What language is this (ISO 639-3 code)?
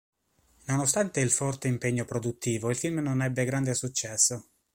ita